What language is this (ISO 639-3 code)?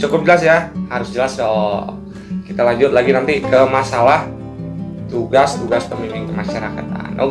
ind